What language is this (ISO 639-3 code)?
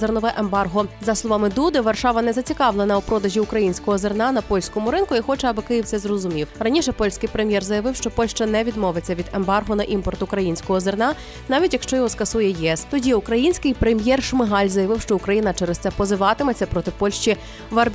ukr